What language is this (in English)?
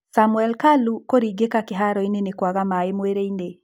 Kikuyu